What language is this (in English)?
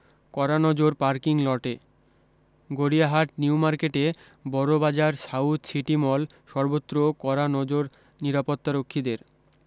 Bangla